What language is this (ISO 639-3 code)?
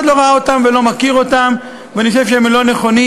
heb